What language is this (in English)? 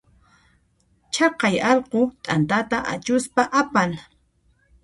Puno Quechua